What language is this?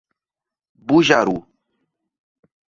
Portuguese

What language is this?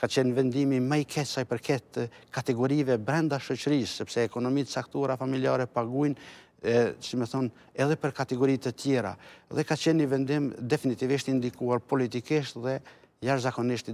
Romanian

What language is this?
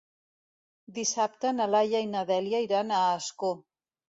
Catalan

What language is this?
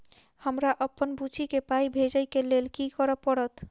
Maithili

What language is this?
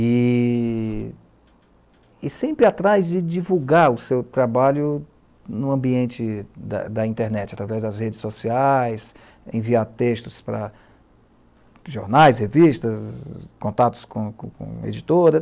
Portuguese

